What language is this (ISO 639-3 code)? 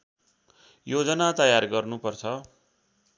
nep